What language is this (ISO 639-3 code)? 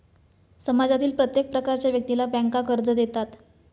mar